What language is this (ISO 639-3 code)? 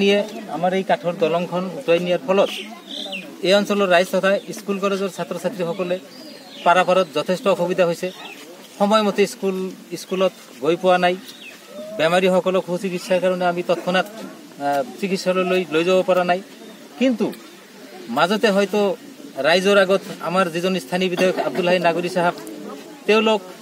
ben